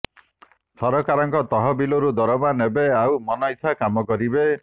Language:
Odia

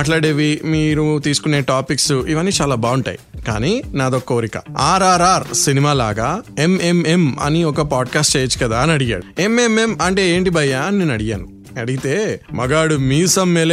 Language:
Telugu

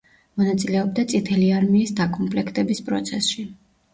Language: Georgian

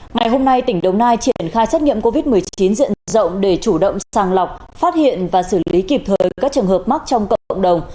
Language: Vietnamese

